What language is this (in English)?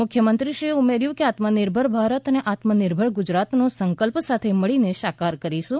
Gujarati